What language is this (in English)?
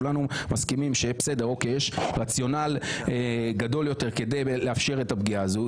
Hebrew